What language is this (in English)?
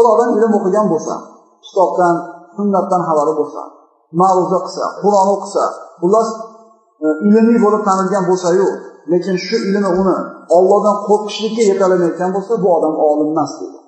Turkish